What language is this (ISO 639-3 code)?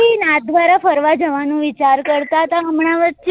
guj